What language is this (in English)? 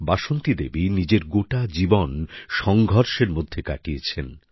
Bangla